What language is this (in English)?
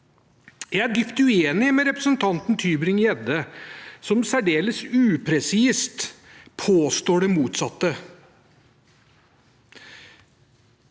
Norwegian